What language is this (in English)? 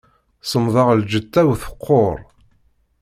Kabyle